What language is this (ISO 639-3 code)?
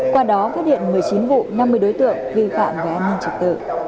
vie